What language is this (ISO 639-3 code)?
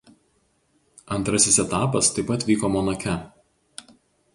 lit